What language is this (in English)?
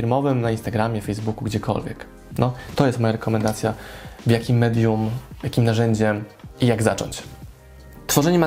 Polish